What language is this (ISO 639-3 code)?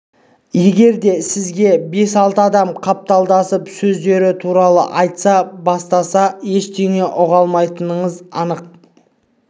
kaz